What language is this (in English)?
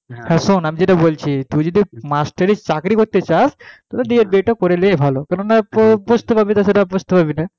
Bangla